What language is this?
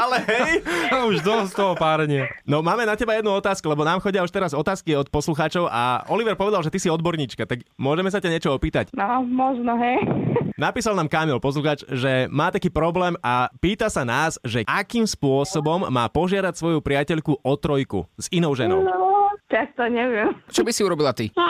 Slovak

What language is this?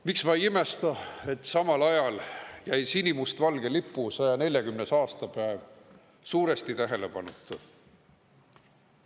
Estonian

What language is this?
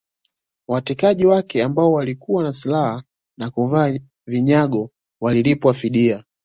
Swahili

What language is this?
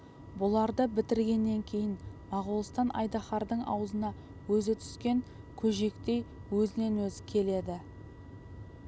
Kazakh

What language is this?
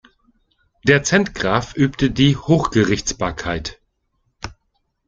German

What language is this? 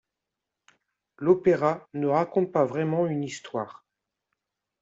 French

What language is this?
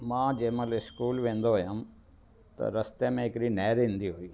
Sindhi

